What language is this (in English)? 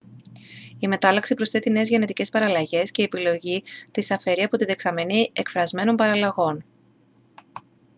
Greek